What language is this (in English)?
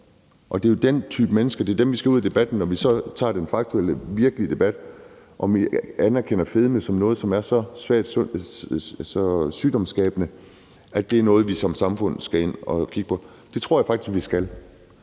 Danish